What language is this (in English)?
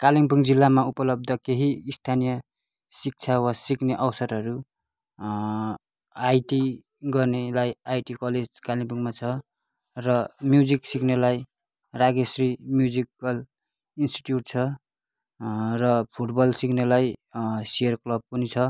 Nepali